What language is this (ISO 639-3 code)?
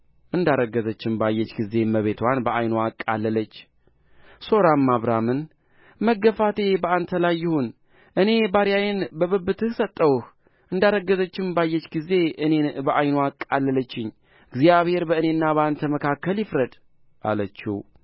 amh